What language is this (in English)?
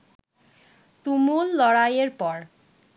Bangla